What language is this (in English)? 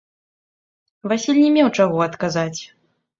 Belarusian